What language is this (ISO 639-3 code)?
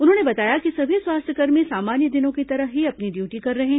hin